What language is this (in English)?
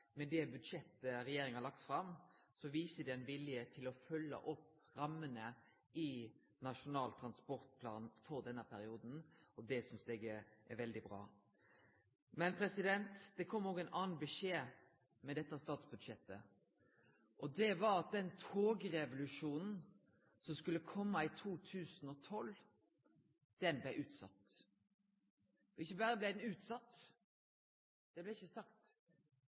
Norwegian Nynorsk